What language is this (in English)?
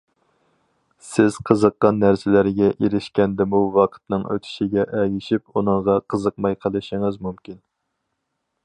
Uyghur